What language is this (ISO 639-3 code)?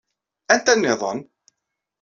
kab